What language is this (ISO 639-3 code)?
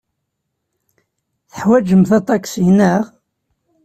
kab